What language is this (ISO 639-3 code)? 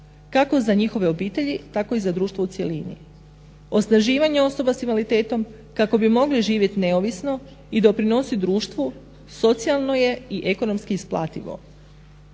hrv